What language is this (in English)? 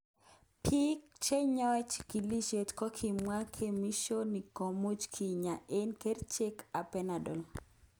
Kalenjin